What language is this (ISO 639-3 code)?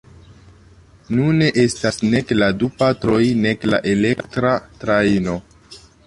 epo